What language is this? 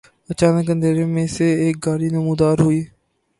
Urdu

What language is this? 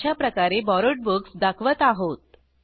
Marathi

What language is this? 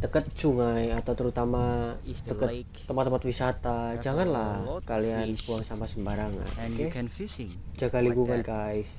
Indonesian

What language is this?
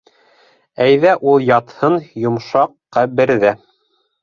Bashkir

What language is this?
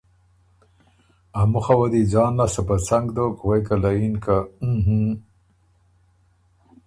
Ormuri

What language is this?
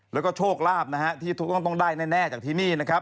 Thai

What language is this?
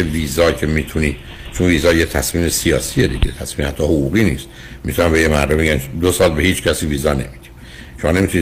Persian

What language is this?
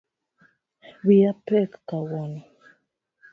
Luo (Kenya and Tanzania)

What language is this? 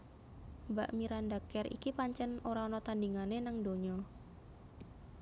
Javanese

